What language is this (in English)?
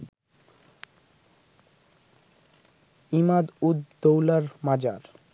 Bangla